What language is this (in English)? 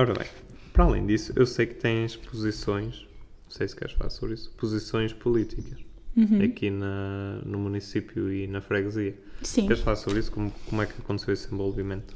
Portuguese